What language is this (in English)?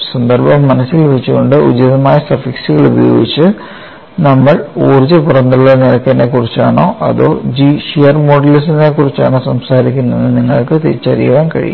Malayalam